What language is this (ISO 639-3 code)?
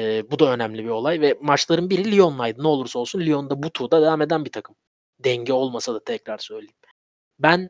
tur